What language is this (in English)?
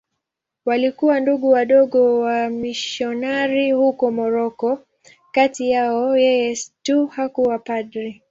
Swahili